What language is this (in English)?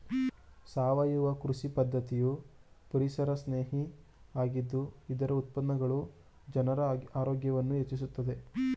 Kannada